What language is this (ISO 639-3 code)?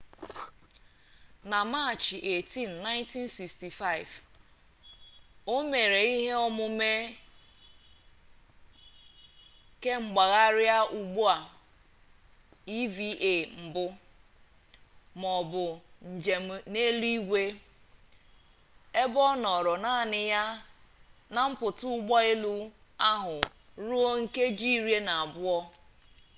ibo